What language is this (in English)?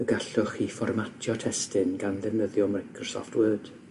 Welsh